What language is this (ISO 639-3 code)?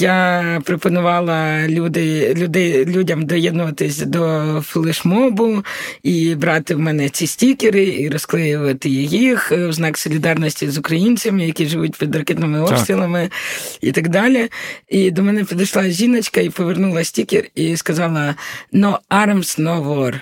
ukr